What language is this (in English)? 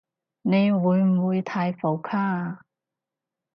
Cantonese